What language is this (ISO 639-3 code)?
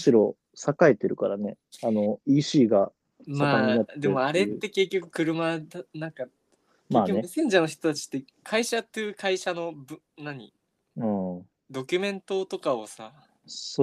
jpn